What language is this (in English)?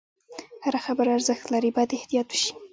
Pashto